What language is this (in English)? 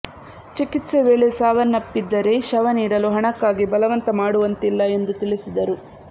Kannada